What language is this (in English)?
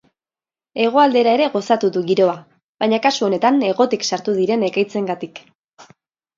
Basque